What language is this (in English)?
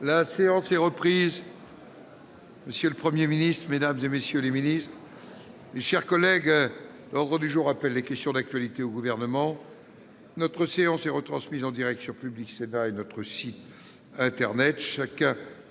French